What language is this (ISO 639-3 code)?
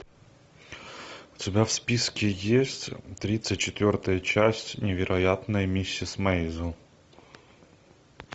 rus